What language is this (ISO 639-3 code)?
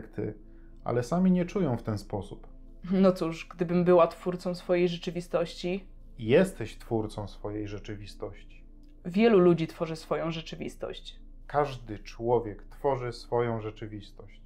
pol